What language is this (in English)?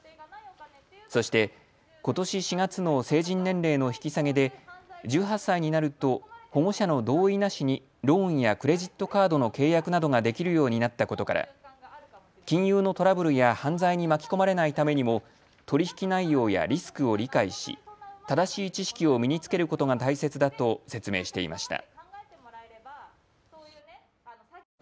Japanese